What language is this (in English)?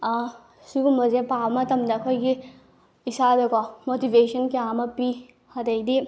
Manipuri